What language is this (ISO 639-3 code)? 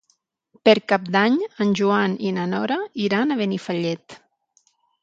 cat